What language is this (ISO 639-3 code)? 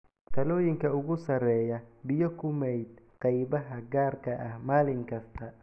som